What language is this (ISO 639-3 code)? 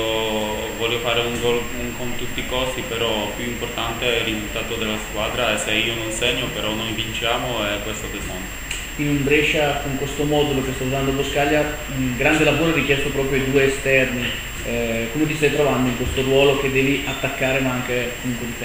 ita